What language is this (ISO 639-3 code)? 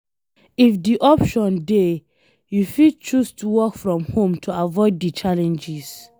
pcm